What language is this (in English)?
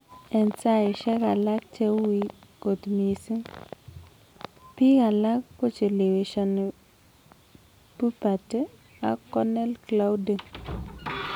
Kalenjin